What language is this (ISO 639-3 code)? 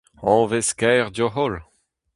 bre